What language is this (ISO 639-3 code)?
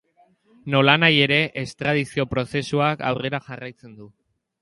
eus